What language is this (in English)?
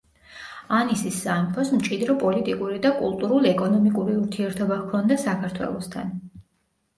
Georgian